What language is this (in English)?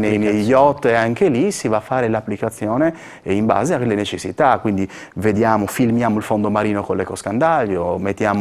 Italian